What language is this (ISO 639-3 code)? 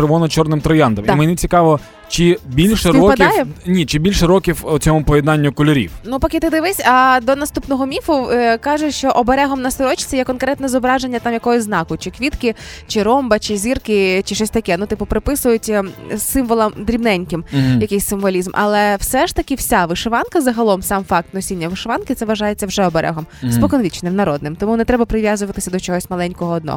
ukr